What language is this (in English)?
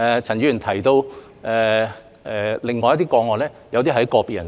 Cantonese